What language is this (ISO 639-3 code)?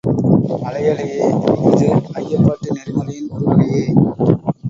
tam